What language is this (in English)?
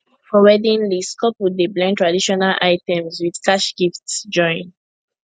Nigerian Pidgin